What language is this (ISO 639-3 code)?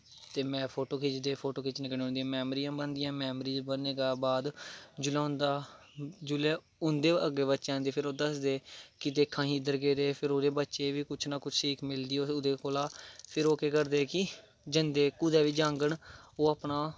doi